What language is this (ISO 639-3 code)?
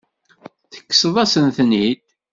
kab